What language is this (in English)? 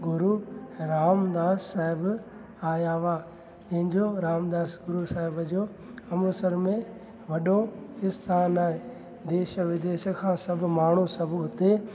Sindhi